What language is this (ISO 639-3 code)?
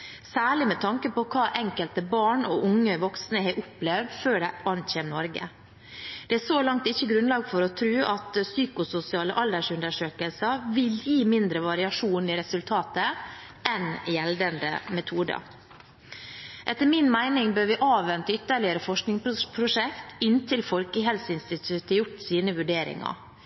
nob